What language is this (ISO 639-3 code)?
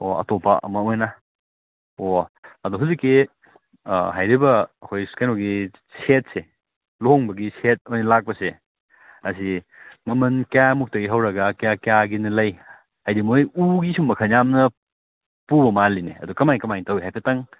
mni